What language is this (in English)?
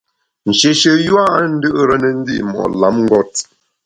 Bamun